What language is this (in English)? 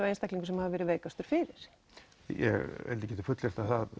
Icelandic